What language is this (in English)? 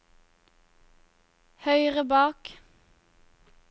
Norwegian